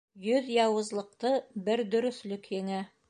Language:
Bashkir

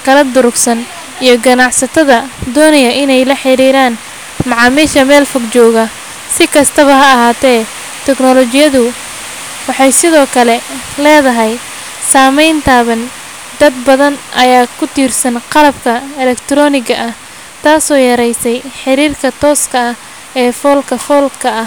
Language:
Somali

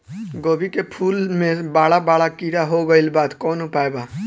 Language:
Bhojpuri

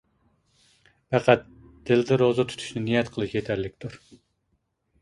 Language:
Uyghur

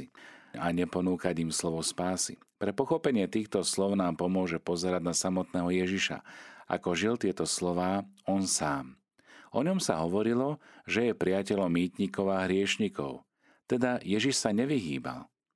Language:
Slovak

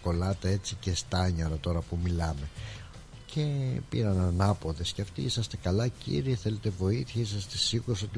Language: Greek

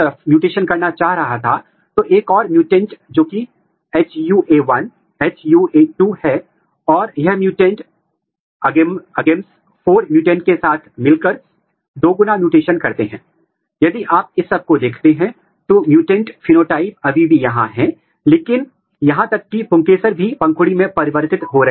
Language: Hindi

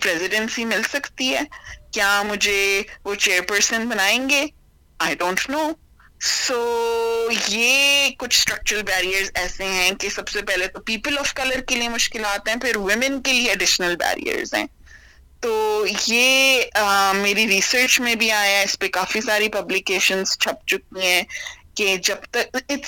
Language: Urdu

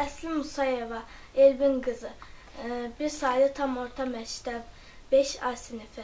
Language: Turkish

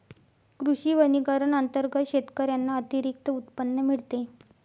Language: Marathi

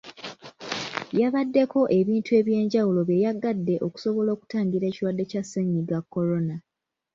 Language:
Ganda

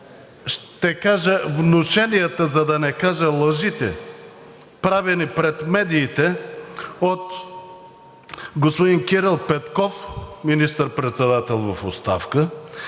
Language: Bulgarian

